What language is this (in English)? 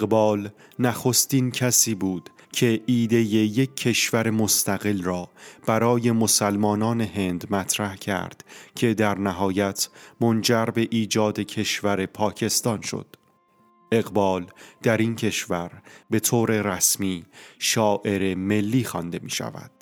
Persian